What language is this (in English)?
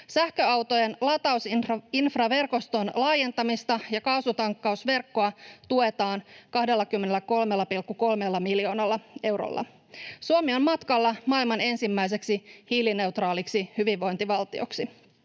Finnish